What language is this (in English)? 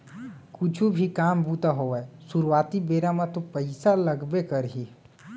Chhattisgarhi